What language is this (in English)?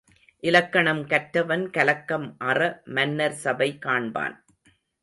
Tamil